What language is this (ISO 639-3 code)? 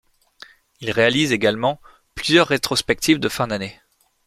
fra